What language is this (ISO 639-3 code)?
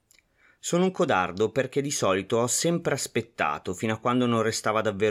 ita